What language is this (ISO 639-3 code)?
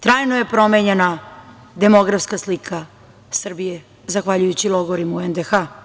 srp